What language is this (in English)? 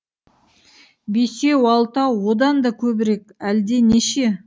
Kazakh